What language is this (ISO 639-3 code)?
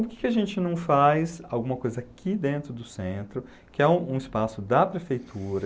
por